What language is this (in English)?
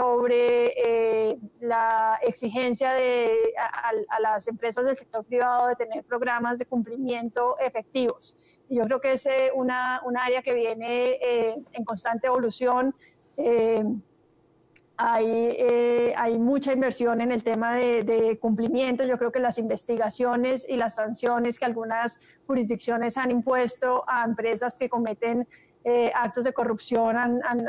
Spanish